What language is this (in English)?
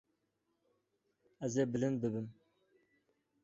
Kurdish